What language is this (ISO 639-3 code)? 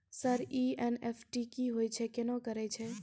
mai